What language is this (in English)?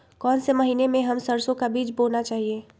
Magahi